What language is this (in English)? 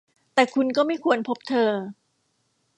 Thai